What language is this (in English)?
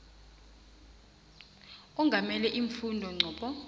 South Ndebele